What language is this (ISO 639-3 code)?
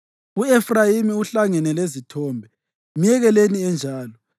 nde